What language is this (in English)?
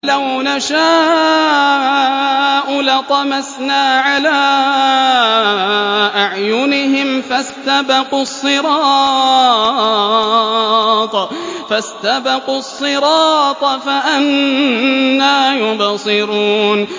Arabic